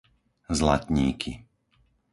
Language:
Slovak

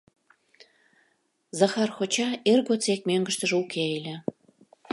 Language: Mari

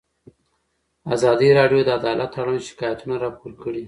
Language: Pashto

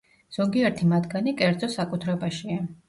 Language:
Georgian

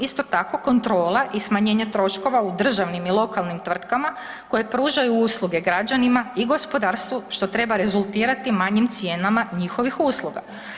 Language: Croatian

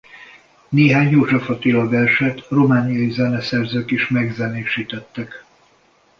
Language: Hungarian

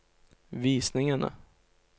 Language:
Norwegian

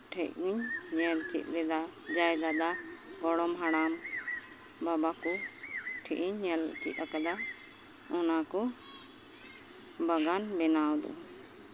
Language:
Santali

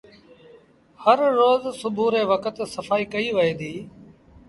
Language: Sindhi Bhil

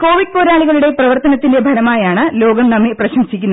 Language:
Malayalam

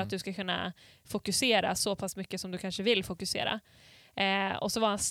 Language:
Swedish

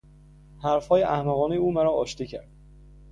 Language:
Persian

